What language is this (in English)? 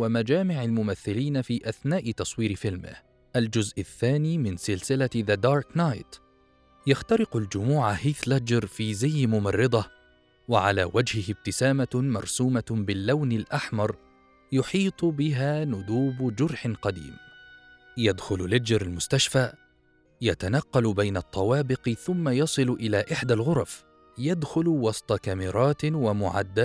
Arabic